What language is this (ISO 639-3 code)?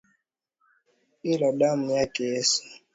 swa